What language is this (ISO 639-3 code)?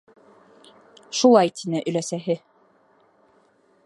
bak